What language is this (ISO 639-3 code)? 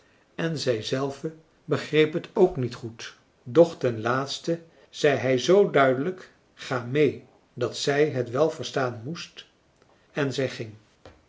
nld